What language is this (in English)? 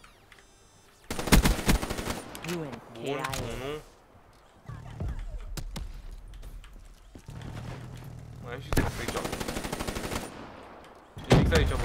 Romanian